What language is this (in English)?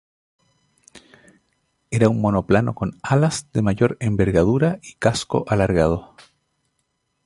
Spanish